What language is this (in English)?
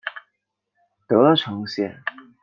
Chinese